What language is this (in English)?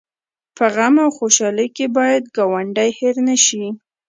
Pashto